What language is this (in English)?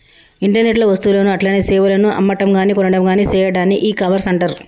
Telugu